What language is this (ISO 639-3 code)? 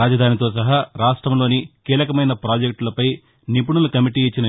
tel